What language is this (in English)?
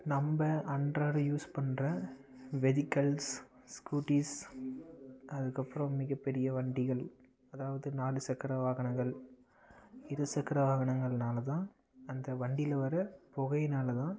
Tamil